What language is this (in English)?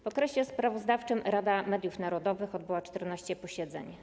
Polish